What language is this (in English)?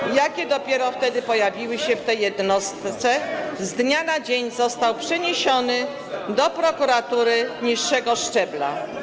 Polish